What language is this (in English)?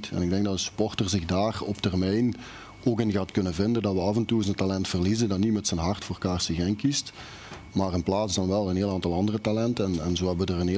Dutch